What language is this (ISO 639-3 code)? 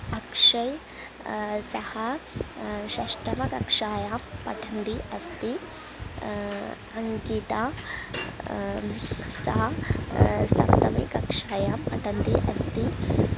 san